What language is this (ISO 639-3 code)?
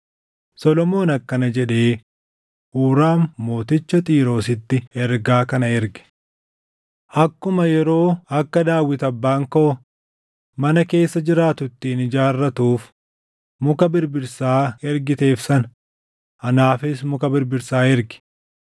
orm